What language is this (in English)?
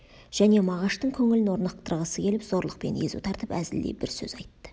Kazakh